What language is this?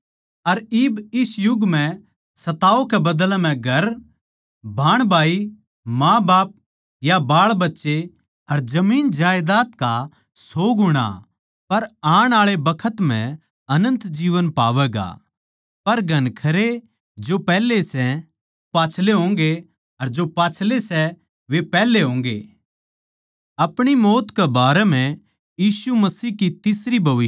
Haryanvi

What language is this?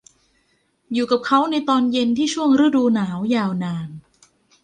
Thai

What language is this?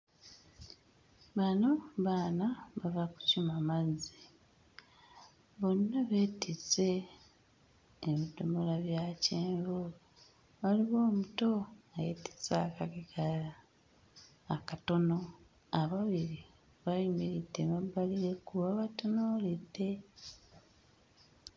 Ganda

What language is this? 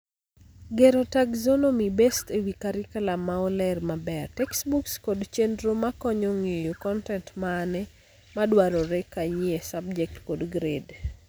Luo (Kenya and Tanzania)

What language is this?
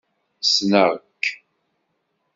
Kabyle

